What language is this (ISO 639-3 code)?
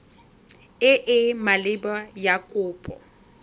tsn